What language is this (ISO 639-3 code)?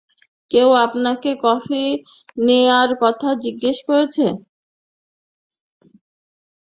ben